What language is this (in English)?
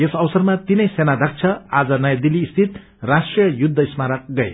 Nepali